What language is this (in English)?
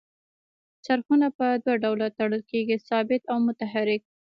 Pashto